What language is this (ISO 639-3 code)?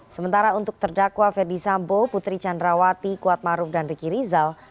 ind